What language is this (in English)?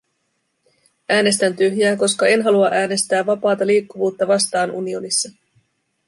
Finnish